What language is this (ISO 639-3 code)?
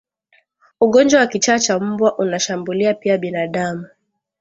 swa